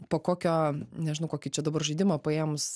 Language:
Lithuanian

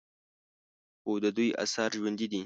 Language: Pashto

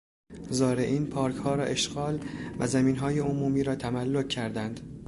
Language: Persian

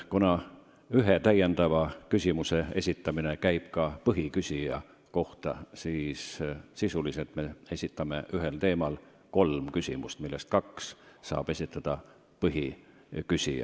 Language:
Estonian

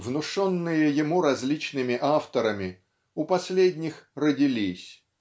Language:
Russian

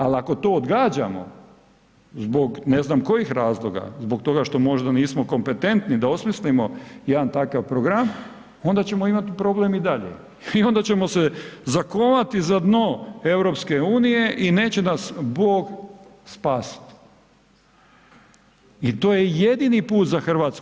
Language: Croatian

